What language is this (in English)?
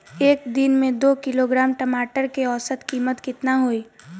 Bhojpuri